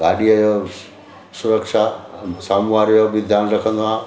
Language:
Sindhi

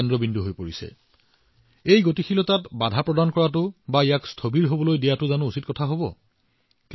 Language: Assamese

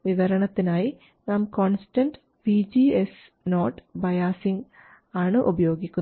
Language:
Malayalam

